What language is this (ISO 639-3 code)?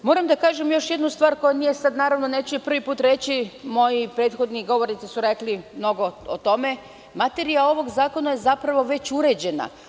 srp